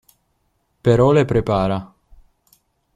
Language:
Italian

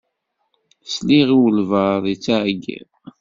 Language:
Kabyle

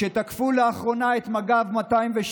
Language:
Hebrew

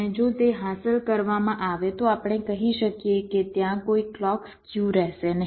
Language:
Gujarati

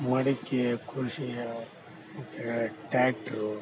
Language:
Kannada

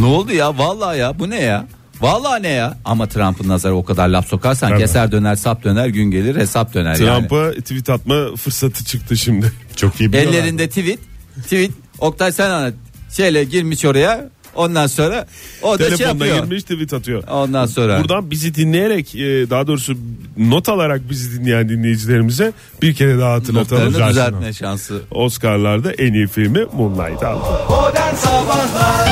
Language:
Turkish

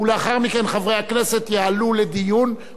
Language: Hebrew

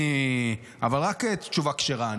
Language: Hebrew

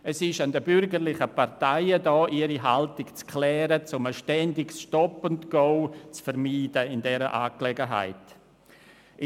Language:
Swiss German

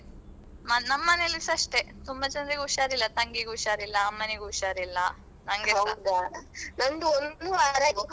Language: Kannada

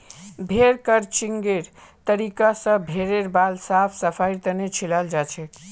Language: Magahi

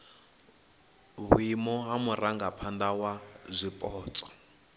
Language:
Venda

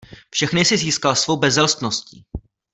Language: Czech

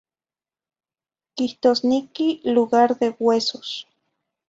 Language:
Zacatlán-Ahuacatlán-Tepetzintla Nahuatl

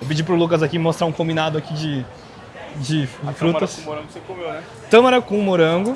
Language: Portuguese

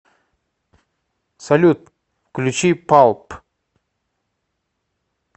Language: Russian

